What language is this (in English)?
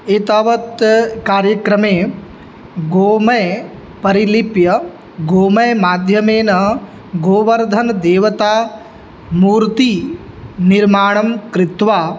Sanskrit